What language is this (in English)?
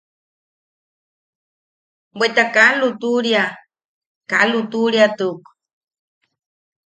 Yaqui